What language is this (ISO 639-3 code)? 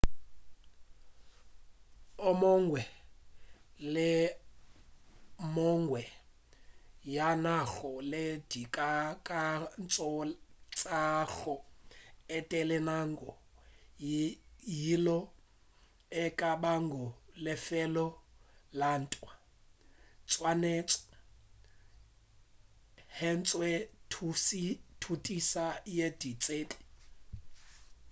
nso